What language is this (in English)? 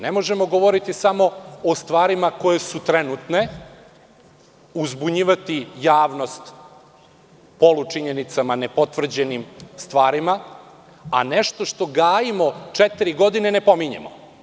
Serbian